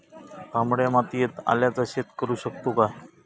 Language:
Marathi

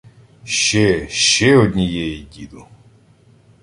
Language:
Ukrainian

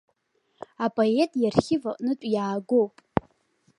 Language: Abkhazian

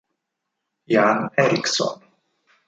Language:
Italian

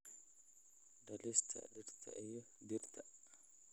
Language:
Somali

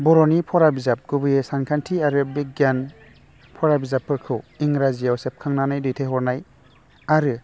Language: Bodo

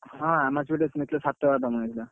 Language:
Odia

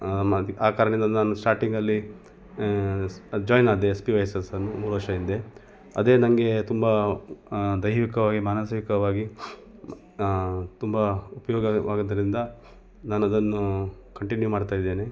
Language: Kannada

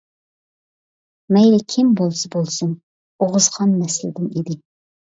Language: Uyghur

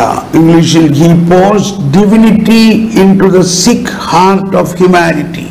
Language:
Malayalam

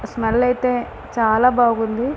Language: Telugu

